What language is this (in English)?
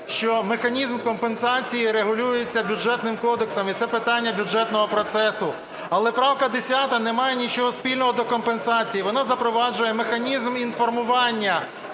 Ukrainian